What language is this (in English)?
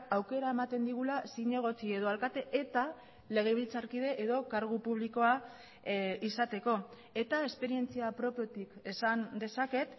Basque